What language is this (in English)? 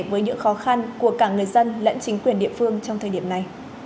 Vietnamese